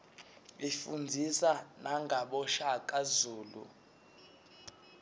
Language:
Swati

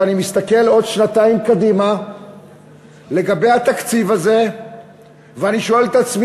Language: Hebrew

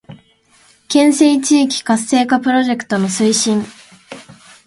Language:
Japanese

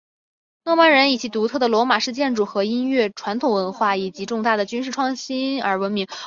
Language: Chinese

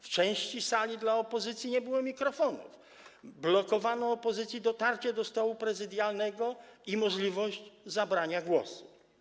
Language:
Polish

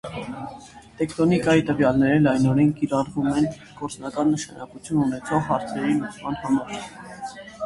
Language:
Armenian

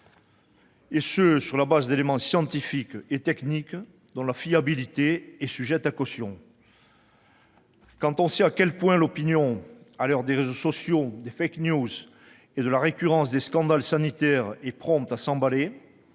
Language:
French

